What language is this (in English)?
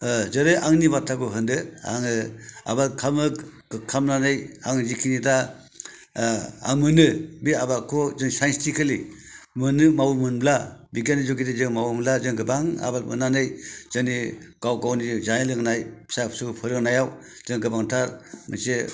Bodo